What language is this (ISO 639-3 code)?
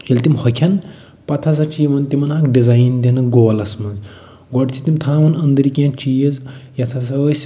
kas